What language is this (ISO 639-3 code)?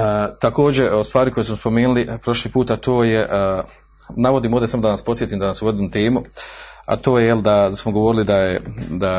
hrv